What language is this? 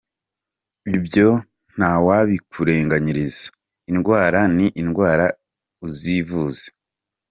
Kinyarwanda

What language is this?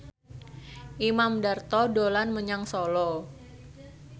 Javanese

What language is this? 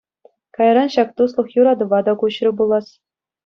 Chuvash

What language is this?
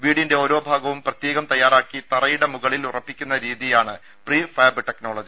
Malayalam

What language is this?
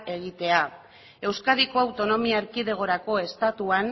Basque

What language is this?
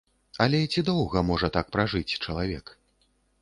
Belarusian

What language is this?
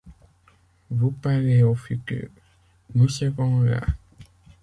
French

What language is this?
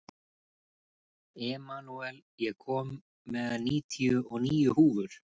Icelandic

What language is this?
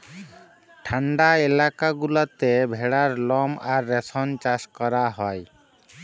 Bangla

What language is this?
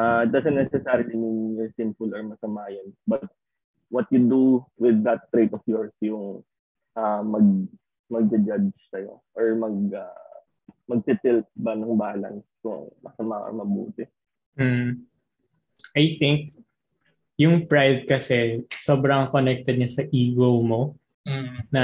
Filipino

